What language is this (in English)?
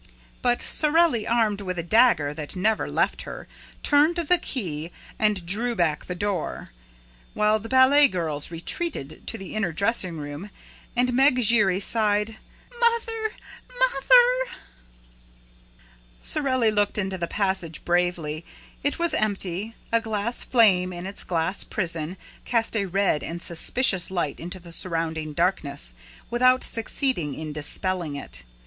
English